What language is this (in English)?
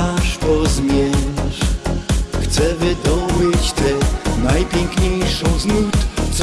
Polish